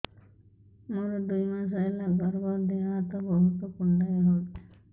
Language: Odia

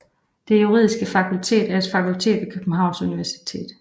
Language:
Danish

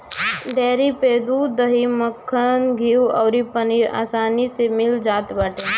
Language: Bhojpuri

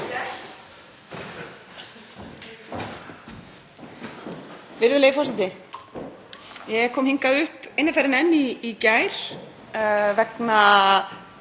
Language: Icelandic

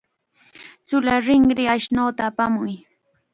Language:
Chiquián Ancash Quechua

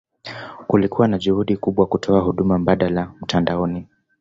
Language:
Swahili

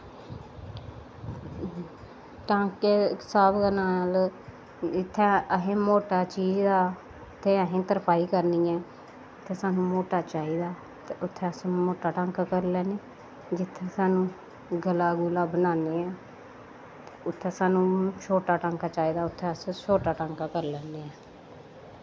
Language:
Dogri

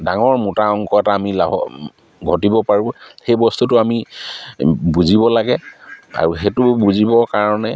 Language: Assamese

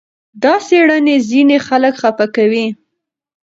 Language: Pashto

